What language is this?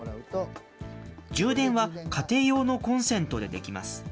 Japanese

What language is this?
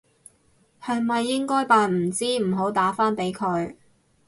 Cantonese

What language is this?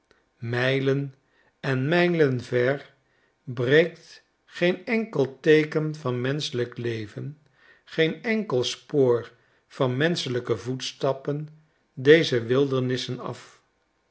Dutch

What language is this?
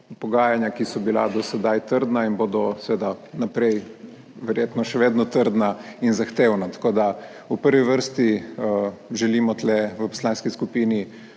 Slovenian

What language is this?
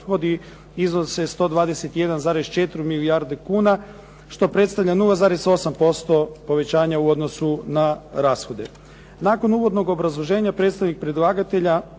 Croatian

